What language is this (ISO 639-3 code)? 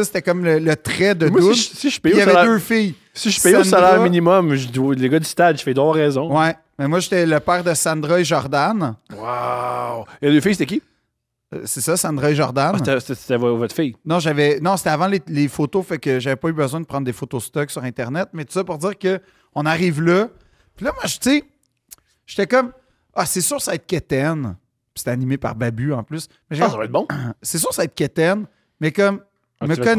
fra